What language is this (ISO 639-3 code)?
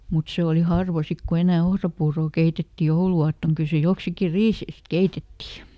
fin